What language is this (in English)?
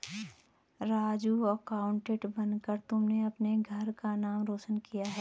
Hindi